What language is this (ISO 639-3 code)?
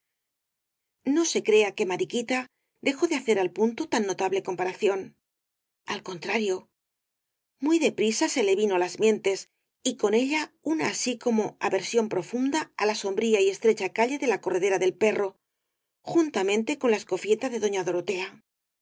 spa